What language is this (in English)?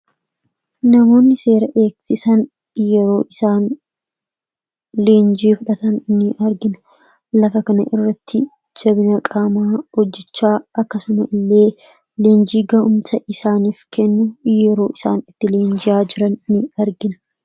Oromo